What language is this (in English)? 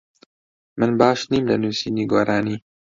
Central Kurdish